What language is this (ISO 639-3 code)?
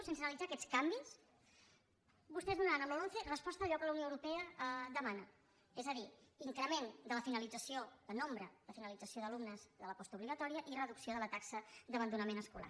cat